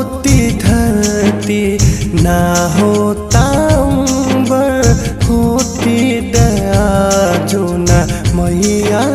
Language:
Hindi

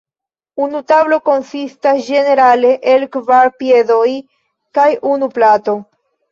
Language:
Esperanto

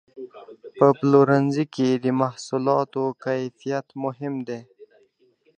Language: Pashto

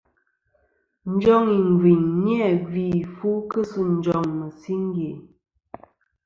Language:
Kom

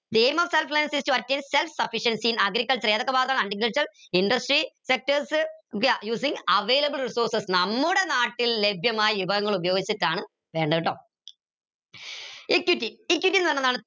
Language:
Malayalam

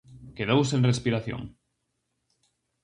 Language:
Galician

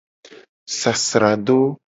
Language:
Gen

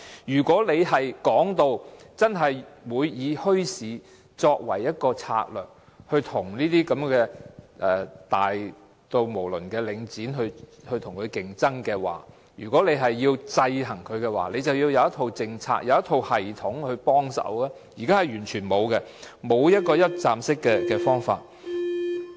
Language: Cantonese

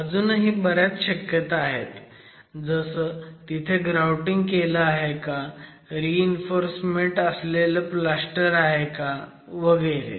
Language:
Marathi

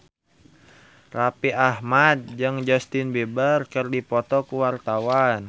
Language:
Sundanese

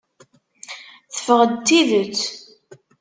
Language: Kabyle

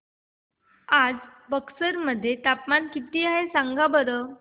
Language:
Marathi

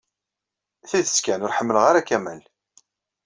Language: Kabyle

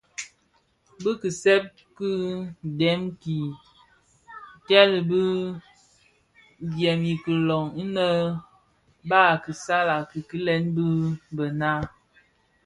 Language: Bafia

